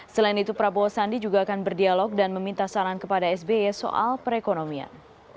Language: Indonesian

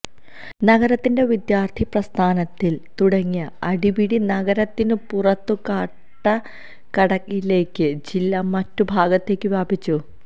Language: Malayalam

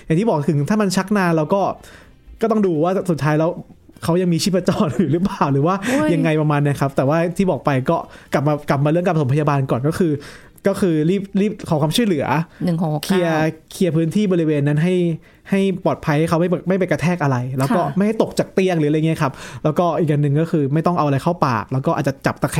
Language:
Thai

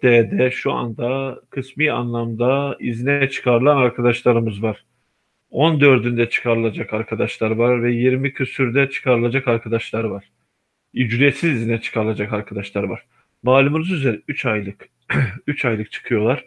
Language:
Turkish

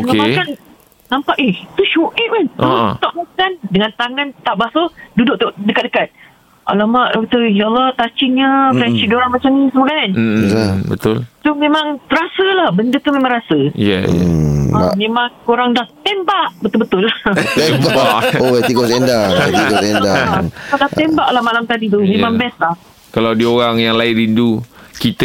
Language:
Malay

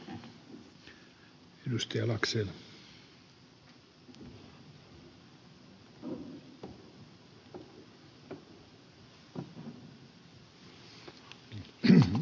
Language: Finnish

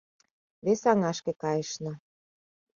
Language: Mari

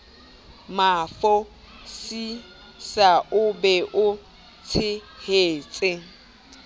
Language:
Southern Sotho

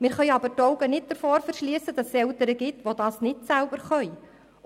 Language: Swiss German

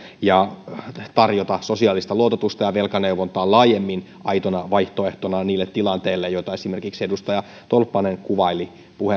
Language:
Finnish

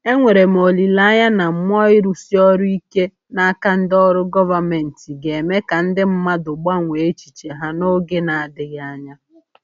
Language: Igbo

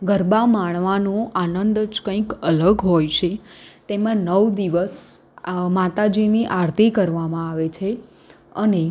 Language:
Gujarati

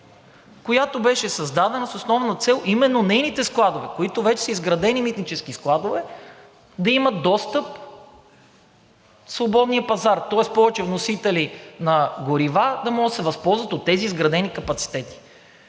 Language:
Bulgarian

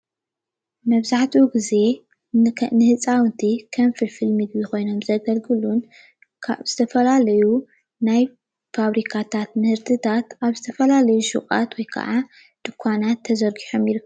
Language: Tigrinya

